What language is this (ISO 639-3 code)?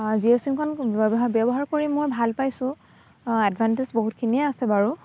asm